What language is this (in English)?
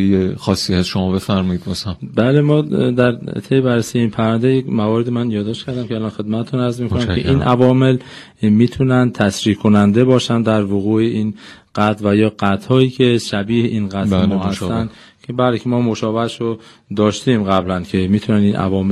Persian